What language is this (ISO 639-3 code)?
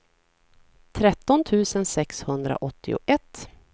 swe